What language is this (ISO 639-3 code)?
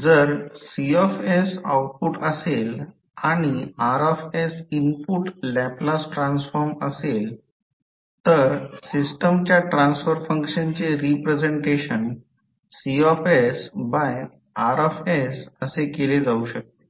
mar